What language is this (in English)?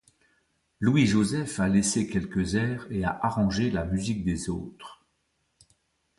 French